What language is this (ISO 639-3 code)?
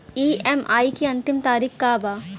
bho